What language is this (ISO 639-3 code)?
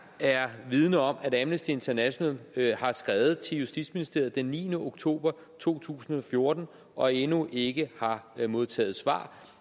dan